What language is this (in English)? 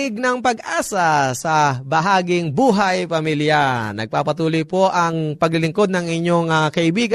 Filipino